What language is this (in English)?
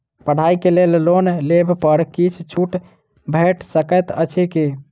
Maithili